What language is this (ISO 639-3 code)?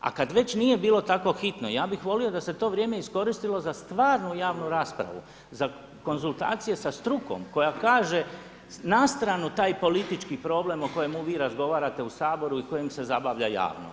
hrv